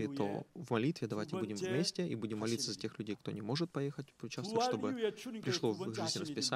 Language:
Russian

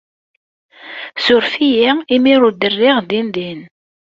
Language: Kabyle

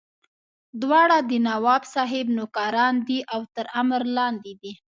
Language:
Pashto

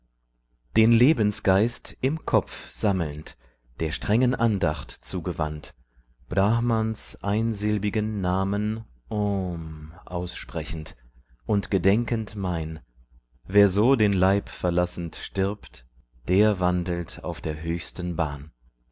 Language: German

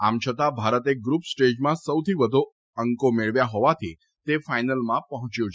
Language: Gujarati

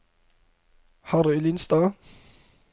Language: Norwegian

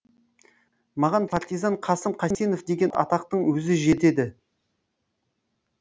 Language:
Kazakh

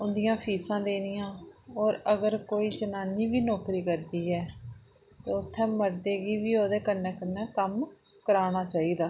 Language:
Dogri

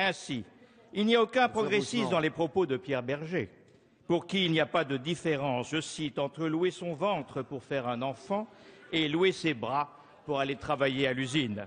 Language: French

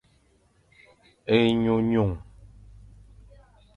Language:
Fang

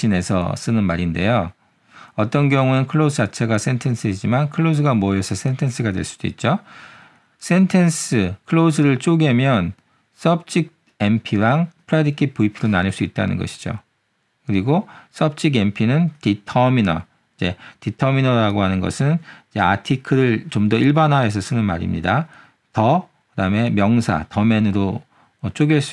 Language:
Korean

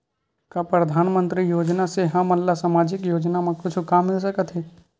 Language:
Chhattisgarhi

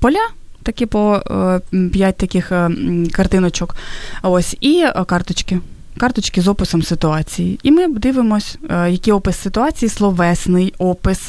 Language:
Ukrainian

